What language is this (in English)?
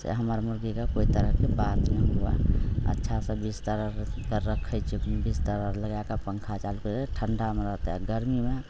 Maithili